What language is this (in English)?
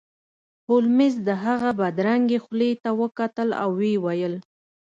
Pashto